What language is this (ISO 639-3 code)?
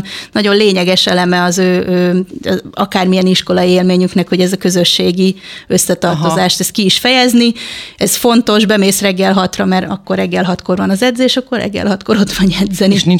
hun